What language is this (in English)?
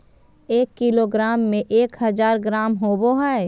Magahi